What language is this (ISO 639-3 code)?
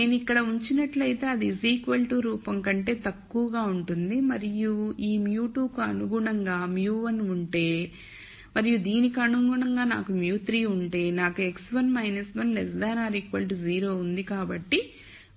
tel